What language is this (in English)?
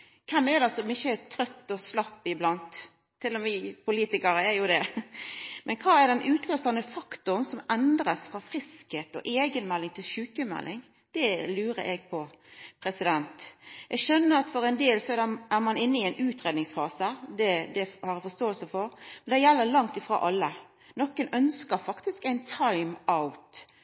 Norwegian Nynorsk